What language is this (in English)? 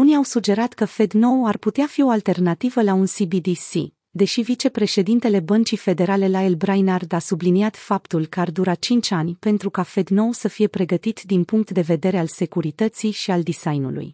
Romanian